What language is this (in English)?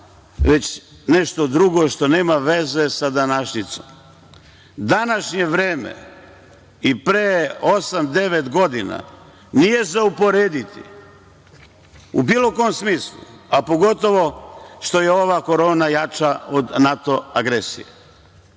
Serbian